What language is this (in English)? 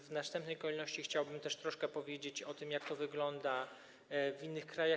Polish